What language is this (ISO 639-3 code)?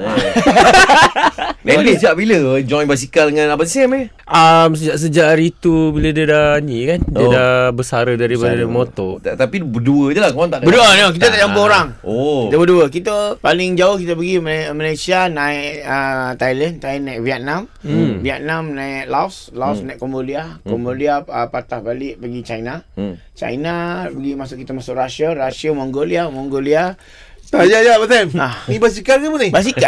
msa